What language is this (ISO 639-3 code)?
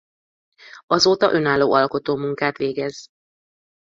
hun